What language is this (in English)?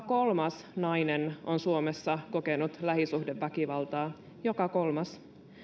Finnish